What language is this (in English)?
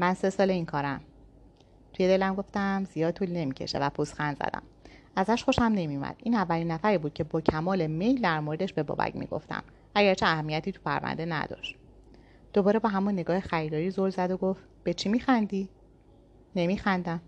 Persian